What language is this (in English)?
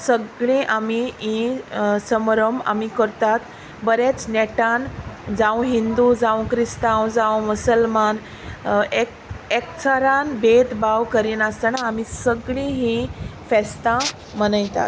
Konkani